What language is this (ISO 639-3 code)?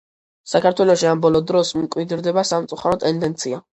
kat